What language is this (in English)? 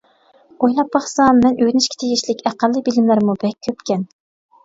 Uyghur